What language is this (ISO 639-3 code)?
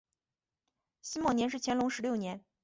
zho